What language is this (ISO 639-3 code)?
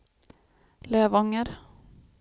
swe